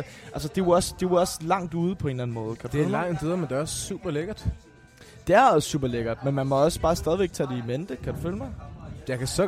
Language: Danish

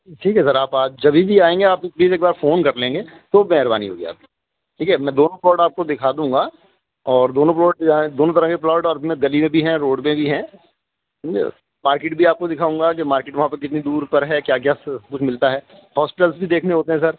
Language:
Urdu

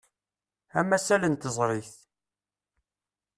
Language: Kabyle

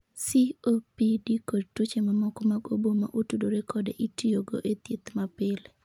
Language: Luo (Kenya and Tanzania)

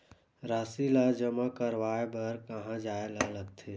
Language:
Chhattisgarhi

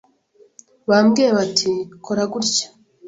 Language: Kinyarwanda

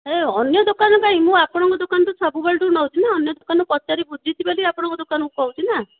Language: Odia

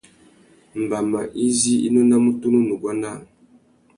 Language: Tuki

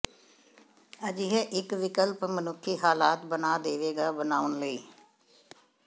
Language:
Punjabi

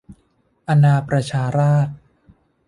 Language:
Thai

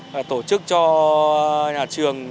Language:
Vietnamese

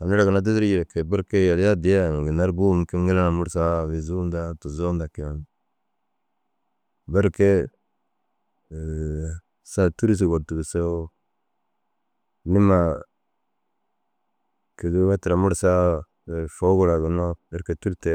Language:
Dazaga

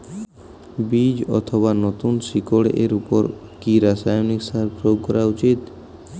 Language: Bangla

